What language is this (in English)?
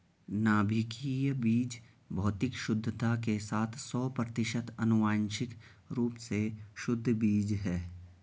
Hindi